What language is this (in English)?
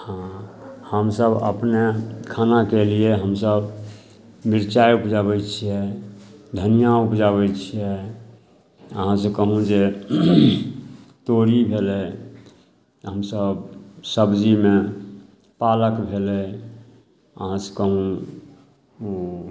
Maithili